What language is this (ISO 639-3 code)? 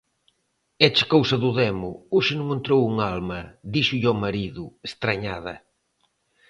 glg